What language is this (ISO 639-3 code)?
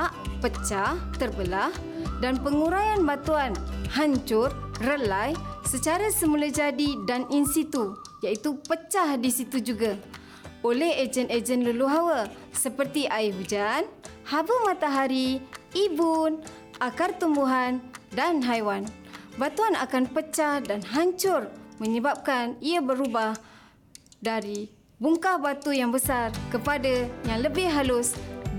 msa